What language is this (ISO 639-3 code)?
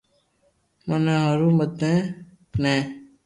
lrk